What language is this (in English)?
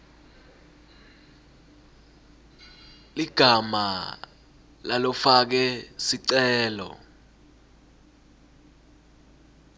Swati